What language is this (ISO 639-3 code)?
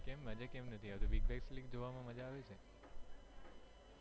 guj